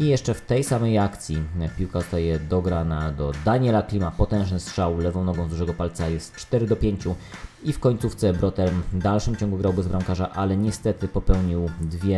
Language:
Polish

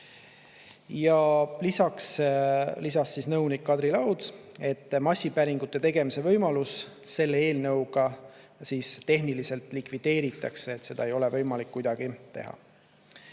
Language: Estonian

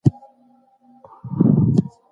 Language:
Pashto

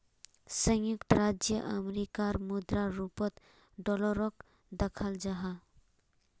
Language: Magahi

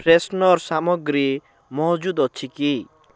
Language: Odia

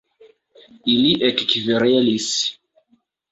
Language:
Esperanto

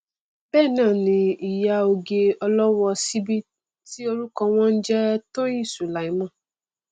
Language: Yoruba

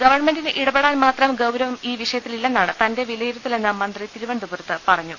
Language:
Malayalam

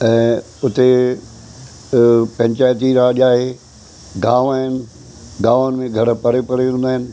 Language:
Sindhi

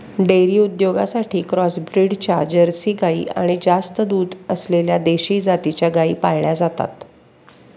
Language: Marathi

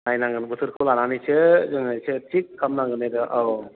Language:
Bodo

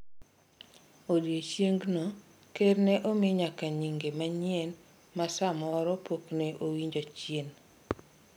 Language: Luo (Kenya and Tanzania)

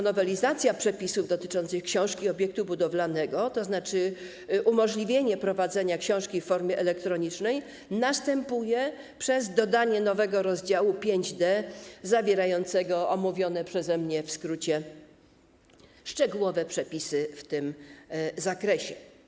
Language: Polish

